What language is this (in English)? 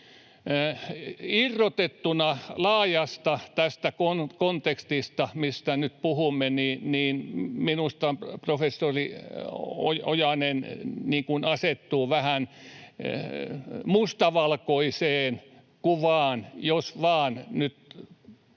Finnish